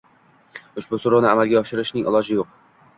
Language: Uzbek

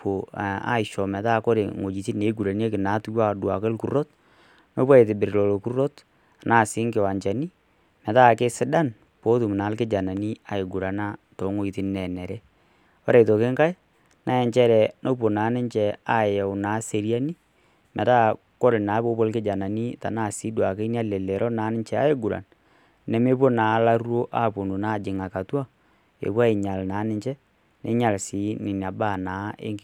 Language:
Masai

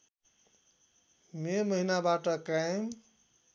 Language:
Nepali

